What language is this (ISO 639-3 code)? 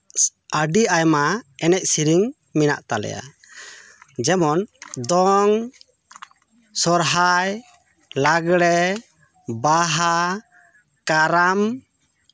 sat